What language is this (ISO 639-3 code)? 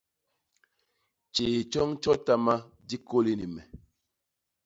bas